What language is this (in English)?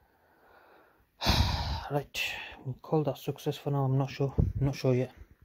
English